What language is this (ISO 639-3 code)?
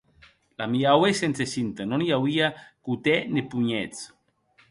oci